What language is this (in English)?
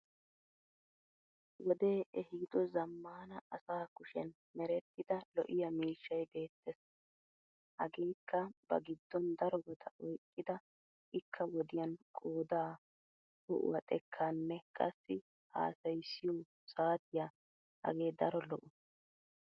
Wolaytta